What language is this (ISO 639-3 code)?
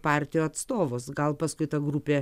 lit